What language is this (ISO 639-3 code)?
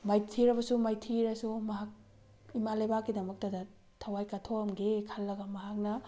mni